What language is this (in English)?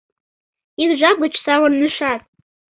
Mari